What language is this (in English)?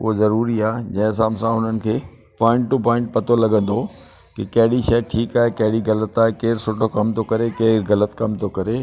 Sindhi